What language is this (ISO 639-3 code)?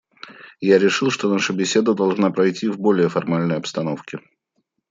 rus